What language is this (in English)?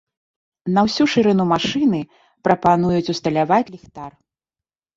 Belarusian